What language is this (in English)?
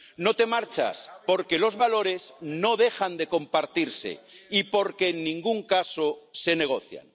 Spanish